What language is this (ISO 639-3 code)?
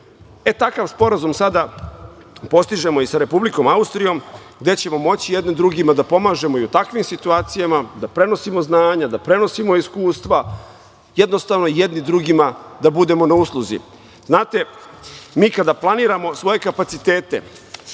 srp